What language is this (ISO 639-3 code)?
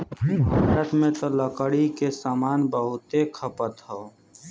bho